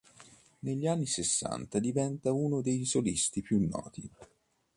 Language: Italian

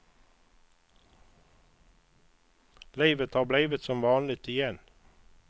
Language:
Swedish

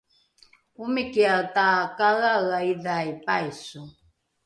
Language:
Rukai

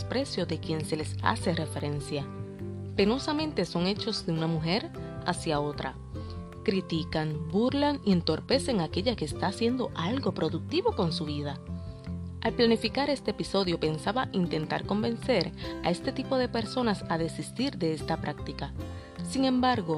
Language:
Spanish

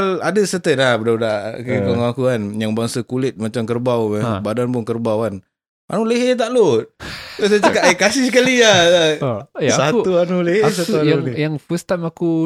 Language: Malay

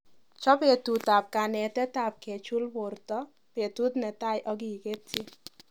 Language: Kalenjin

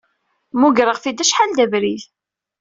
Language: Kabyle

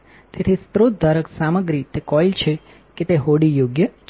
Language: Gujarati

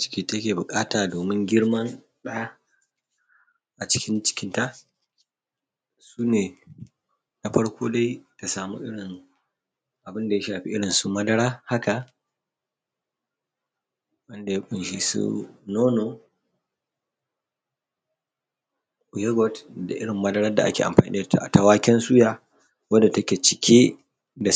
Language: Hausa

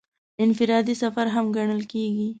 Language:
Pashto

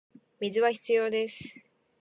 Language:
Japanese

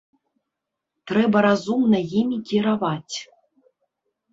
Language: Belarusian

